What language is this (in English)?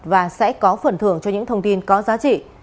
Vietnamese